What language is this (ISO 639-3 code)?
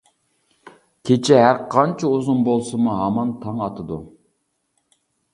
uig